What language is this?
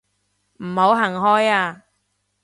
Cantonese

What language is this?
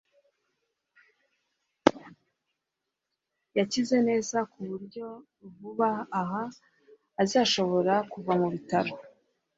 Kinyarwanda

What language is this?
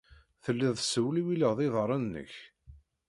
Kabyle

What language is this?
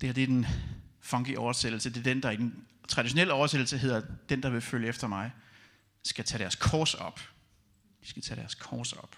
Danish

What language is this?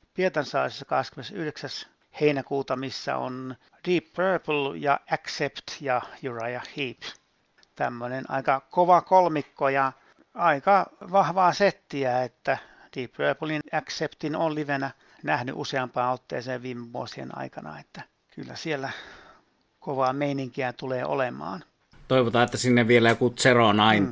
Finnish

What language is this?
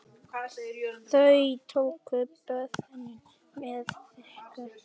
Icelandic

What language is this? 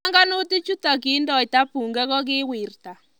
Kalenjin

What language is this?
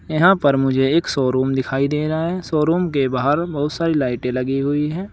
Hindi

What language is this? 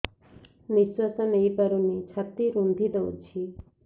Odia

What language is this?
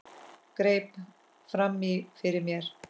Icelandic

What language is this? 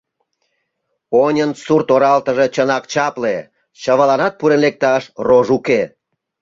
Mari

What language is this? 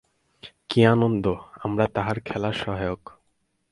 Bangla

